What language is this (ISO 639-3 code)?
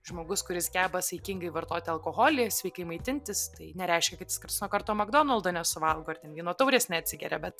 lit